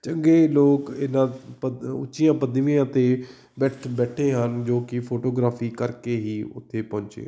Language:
Punjabi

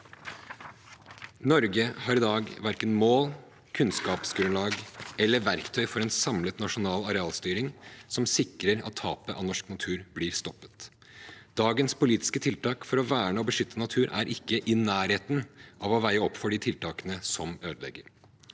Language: Norwegian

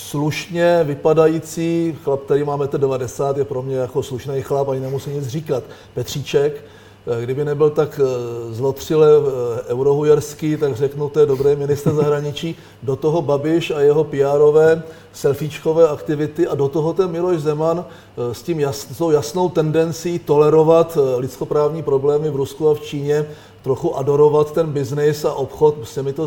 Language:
Czech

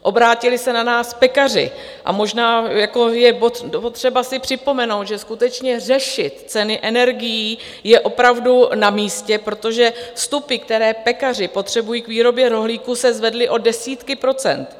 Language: Czech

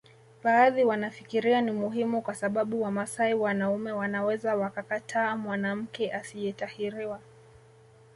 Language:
Swahili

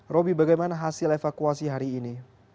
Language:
Indonesian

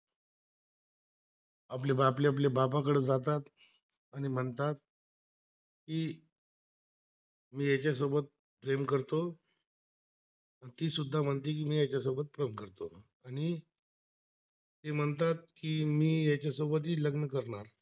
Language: Marathi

